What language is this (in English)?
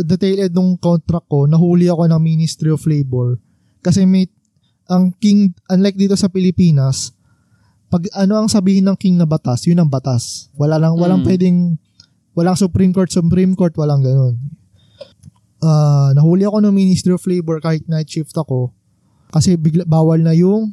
Filipino